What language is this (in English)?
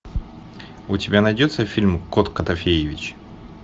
Russian